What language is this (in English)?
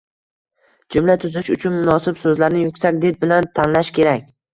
Uzbek